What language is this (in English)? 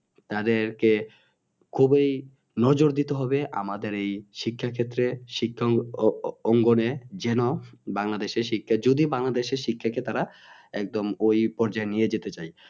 Bangla